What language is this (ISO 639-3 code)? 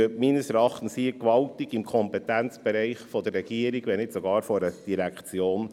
gsw